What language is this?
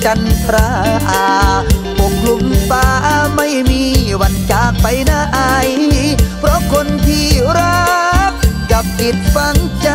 Thai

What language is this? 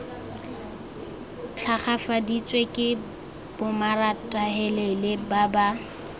Tswana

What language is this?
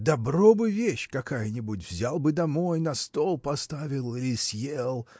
Russian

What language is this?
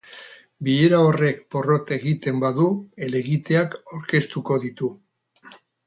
Basque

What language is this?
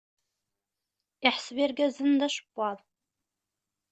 Kabyle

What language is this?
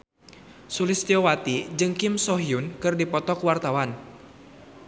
Sundanese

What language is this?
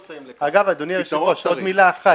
Hebrew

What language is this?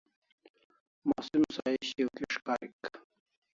Kalasha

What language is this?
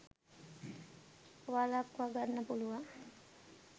Sinhala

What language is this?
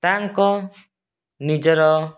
Odia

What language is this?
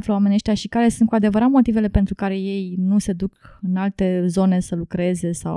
Romanian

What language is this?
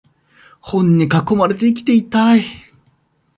Japanese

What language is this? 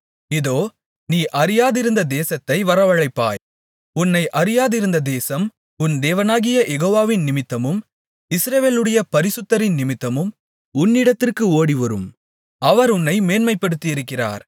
Tamil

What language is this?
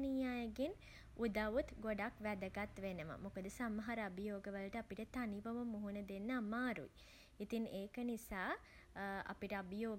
Sinhala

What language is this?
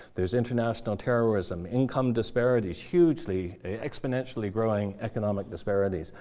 English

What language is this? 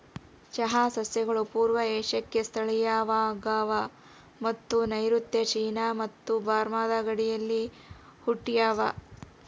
Kannada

